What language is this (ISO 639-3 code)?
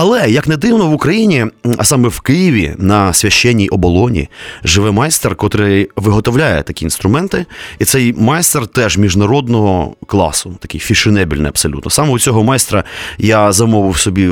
ukr